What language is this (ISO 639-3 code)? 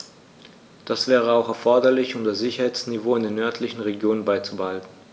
deu